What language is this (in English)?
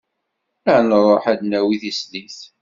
Kabyle